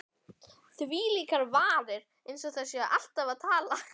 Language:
Icelandic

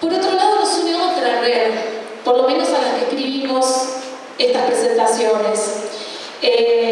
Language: Spanish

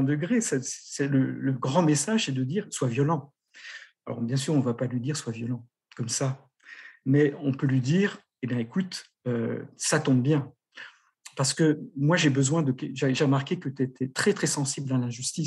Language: French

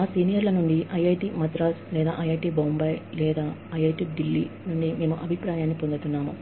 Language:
Telugu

